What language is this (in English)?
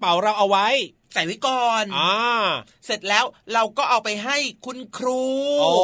Thai